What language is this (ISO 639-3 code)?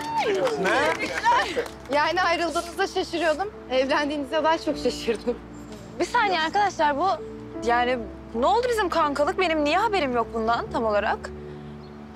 tur